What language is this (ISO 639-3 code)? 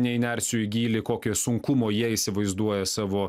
lit